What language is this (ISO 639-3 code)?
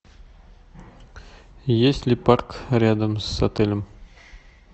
rus